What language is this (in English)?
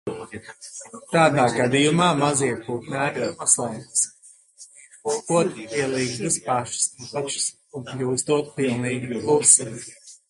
Latvian